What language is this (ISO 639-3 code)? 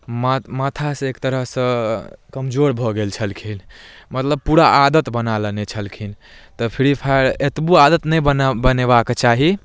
mai